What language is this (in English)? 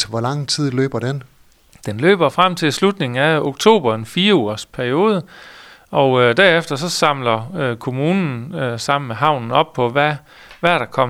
Danish